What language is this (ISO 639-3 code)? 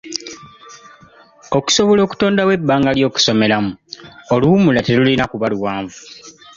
lug